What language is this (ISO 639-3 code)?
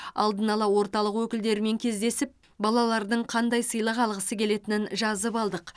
kaz